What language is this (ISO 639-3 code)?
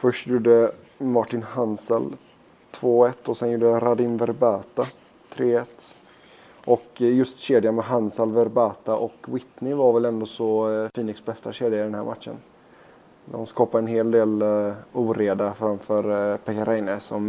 swe